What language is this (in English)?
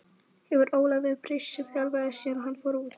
Icelandic